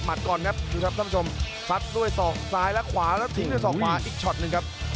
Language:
Thai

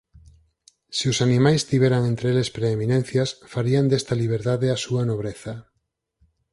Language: Galician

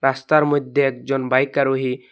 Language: Bangla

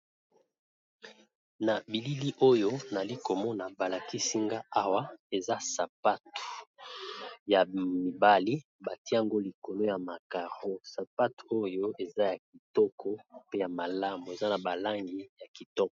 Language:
Lingala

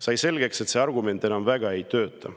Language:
Estonian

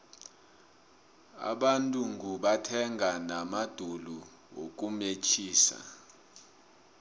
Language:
South Ndebele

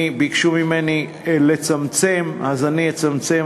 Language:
Hebrew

